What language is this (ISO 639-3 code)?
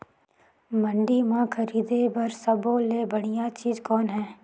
hne